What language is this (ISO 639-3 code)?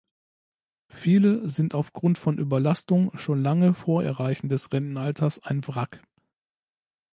deu